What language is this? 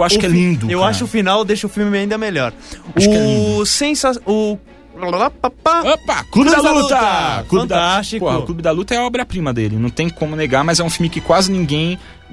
Portuguese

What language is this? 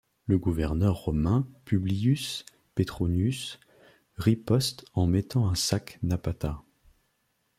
French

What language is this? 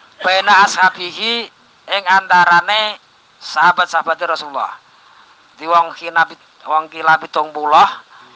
Arabic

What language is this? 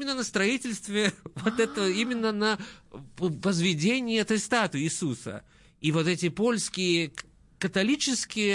Russian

